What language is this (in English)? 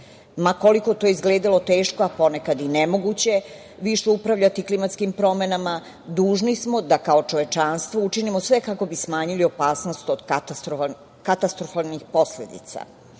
Serbian